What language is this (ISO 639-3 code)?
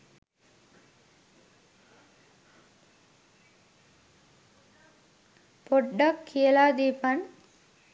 sin